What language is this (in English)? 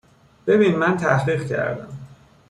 Persian